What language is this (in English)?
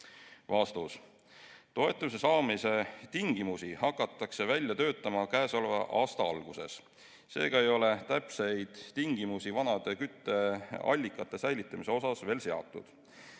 Estonian